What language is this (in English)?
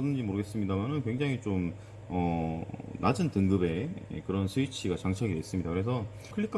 Korean